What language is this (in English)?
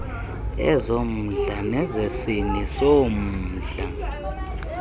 Xhosa